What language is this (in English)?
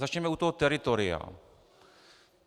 Czech